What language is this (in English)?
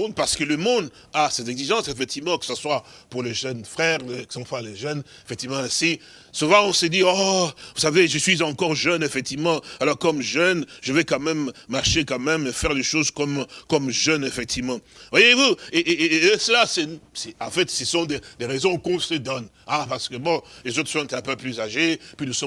French